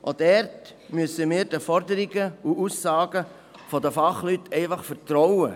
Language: Swiss German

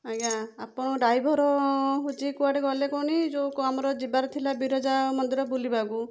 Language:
Odia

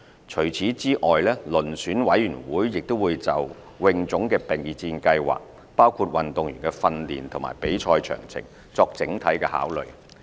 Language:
Cantonese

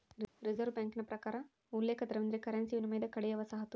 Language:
Kannada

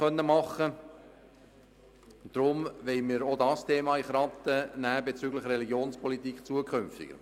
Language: Swiss German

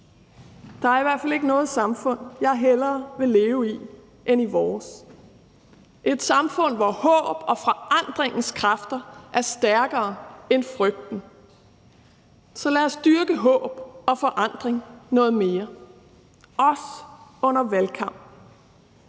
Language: Danish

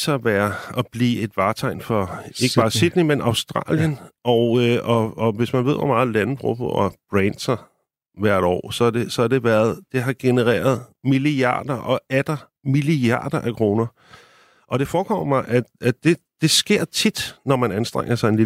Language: Danish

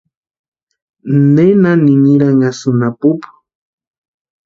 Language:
Western Highland Purepecha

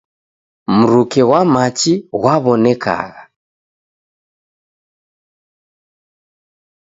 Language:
Taita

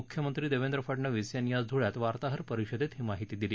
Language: Marathi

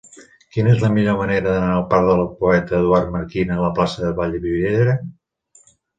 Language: Catalan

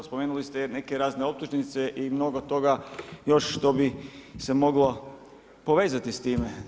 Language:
Croatian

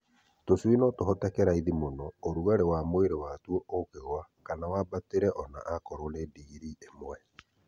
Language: Kikuyu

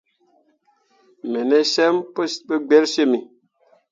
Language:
Mundang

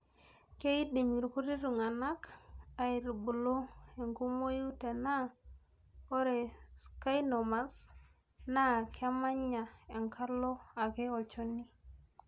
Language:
Masai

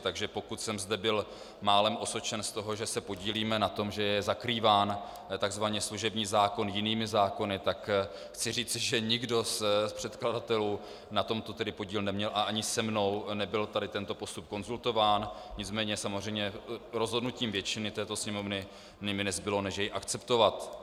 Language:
Czech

